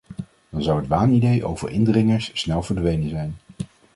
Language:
Dutch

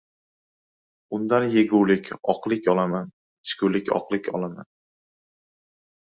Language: Uzbek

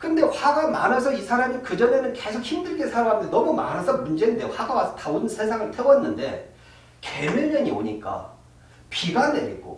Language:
Korean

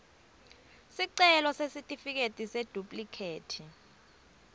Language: Swati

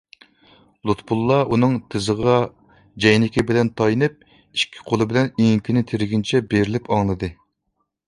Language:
Uyghur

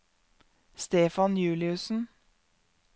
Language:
Norwegian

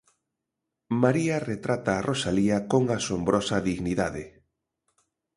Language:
Galician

